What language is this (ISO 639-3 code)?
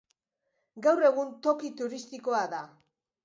eus